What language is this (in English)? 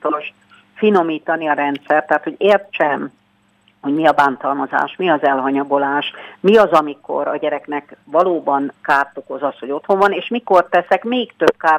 Hungarian